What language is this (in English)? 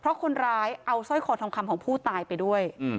Thai